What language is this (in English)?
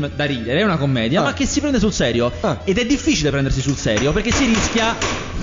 Italian